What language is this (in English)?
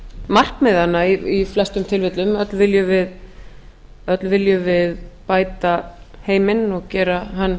Icelandic